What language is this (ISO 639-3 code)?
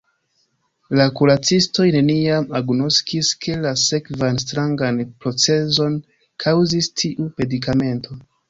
epo